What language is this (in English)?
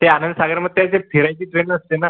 Marathi